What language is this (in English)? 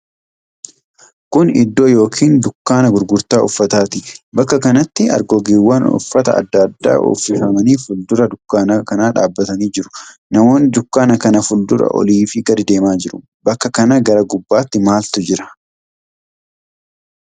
Oromo